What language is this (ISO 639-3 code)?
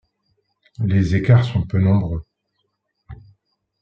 fra